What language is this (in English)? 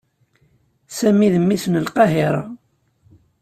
Kabyle